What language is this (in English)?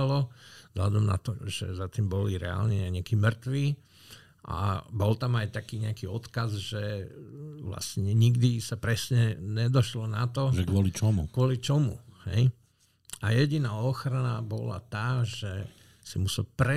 Slovak